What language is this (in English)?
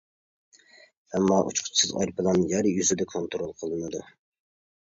Uyghur